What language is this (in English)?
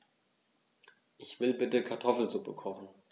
German